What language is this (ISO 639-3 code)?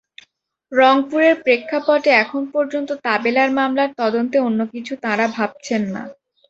ben